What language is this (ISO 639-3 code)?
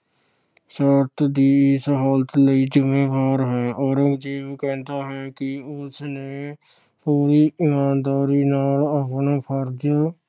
pan